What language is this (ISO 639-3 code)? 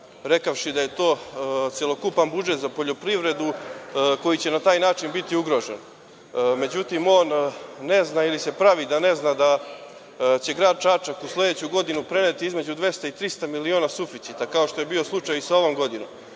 srp